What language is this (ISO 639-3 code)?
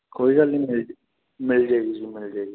pan